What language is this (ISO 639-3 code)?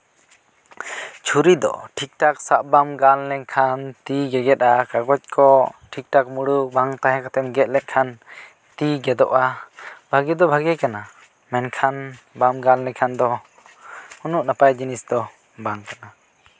sat